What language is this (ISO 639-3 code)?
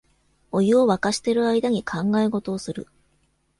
jpn